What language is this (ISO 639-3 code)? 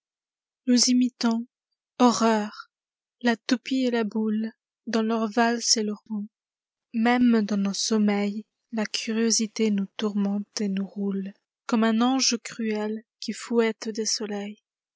fra